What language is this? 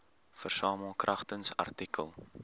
Afrikaans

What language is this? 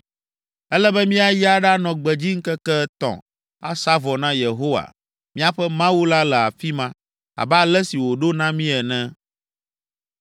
Ewe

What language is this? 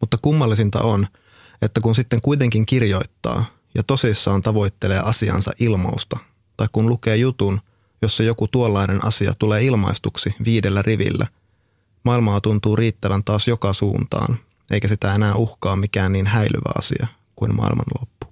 Finnish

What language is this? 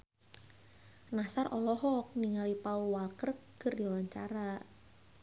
Sundanese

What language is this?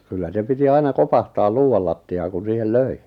Finnish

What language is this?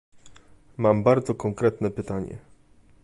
Polish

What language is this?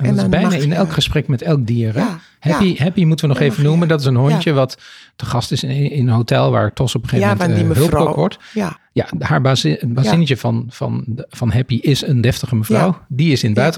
Dutch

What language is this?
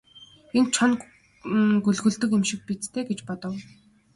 Mongolian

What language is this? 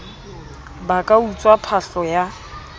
Southern Sotho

